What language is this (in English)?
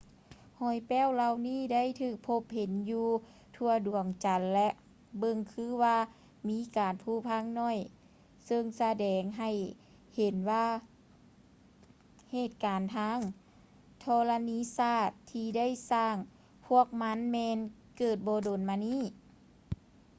Lao